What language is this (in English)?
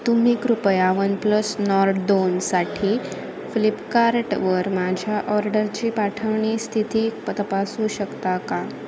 Marathi